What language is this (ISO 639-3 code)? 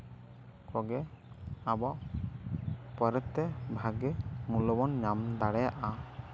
sat